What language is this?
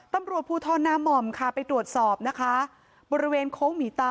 Thai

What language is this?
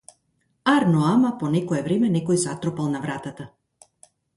Macedonian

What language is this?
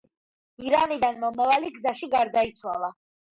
Georgian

